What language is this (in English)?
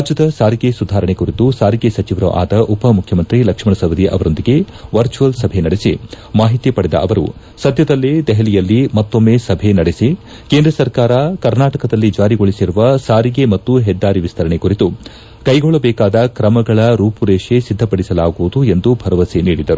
Kannada